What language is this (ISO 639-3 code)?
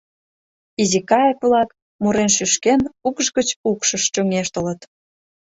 chm